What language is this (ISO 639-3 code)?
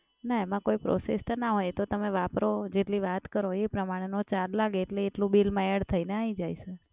guj